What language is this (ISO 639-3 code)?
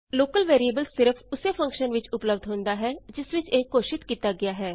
pan